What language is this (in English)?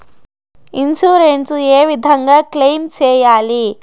Telugu